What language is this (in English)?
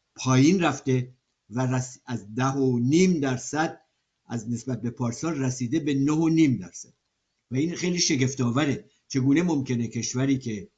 Persian